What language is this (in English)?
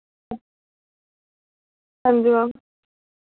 Dogri